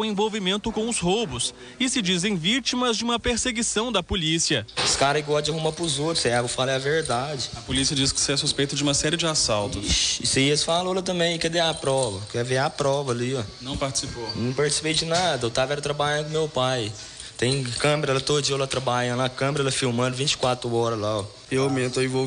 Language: Portuguese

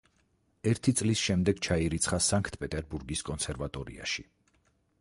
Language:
Georgian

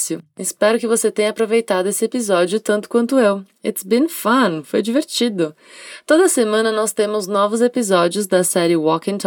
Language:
Portuguese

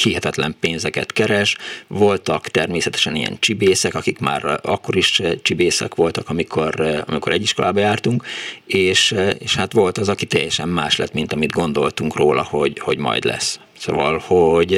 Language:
Hungarian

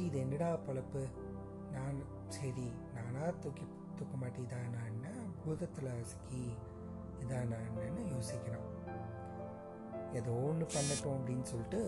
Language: Tamil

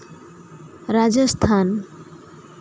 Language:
Santali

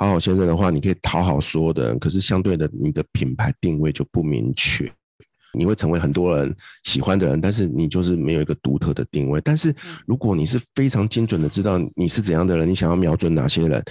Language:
Chinese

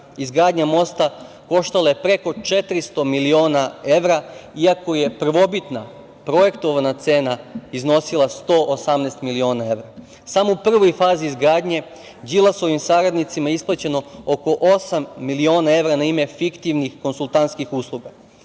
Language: Serbian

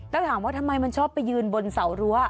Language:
Thai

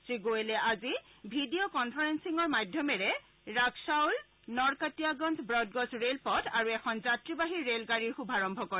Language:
Assamese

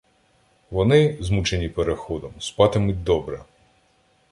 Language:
Ukrainian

